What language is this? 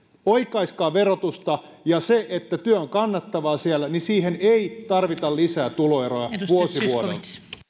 Finnish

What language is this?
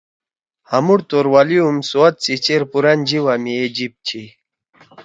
Torwali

